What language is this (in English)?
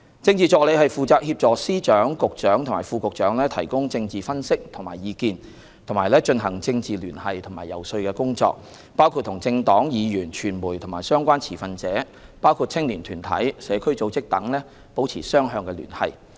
Cantonese